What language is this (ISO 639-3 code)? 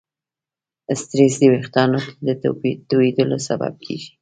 pus